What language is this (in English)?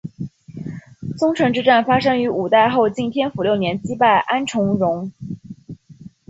Chinese